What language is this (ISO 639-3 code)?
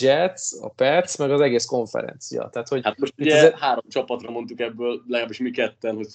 hun